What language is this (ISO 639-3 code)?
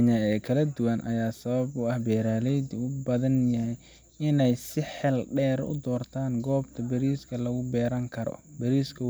som